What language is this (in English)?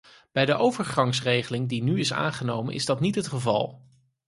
Dutch